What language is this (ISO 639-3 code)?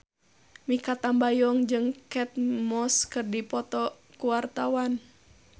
sun